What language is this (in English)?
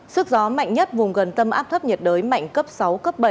Vietnamese